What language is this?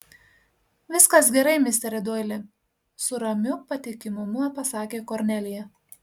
Lithuanian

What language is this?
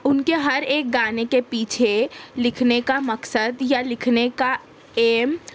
Urdu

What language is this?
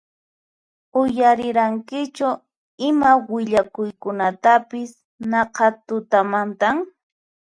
Puno Quechua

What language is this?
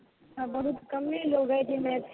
Maithili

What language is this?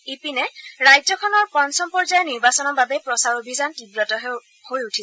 Assamese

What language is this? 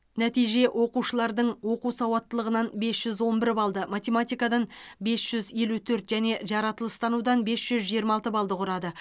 Kazakh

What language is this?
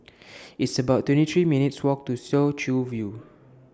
English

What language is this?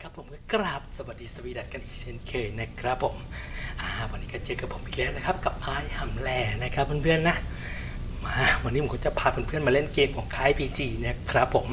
Thai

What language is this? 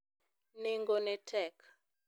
Luo (Kenya and Tanzania)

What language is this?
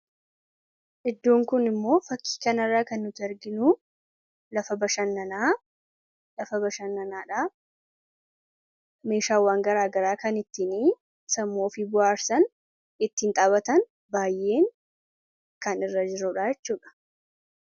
Oromo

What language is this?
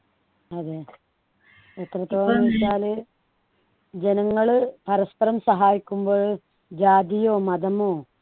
Malayalam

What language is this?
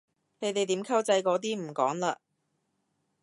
Cantonese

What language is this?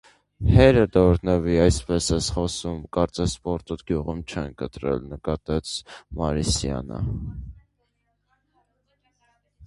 Armenian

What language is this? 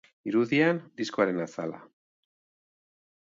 Basque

